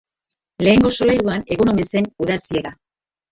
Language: Basque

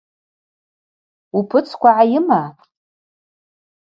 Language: Abaza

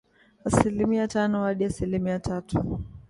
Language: Swahili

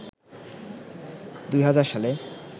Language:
Bangla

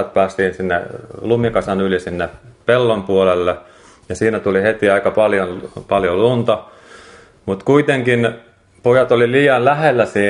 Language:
Finnish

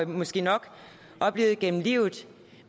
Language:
Danish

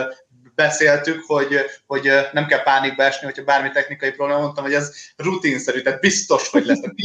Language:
Hungarian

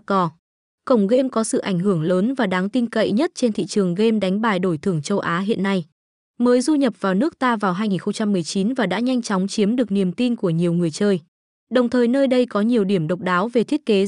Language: Vietnamese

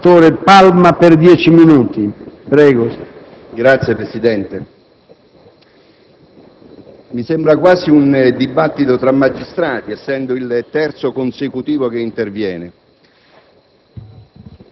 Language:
Italian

